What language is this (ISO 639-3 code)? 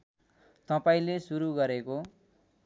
nep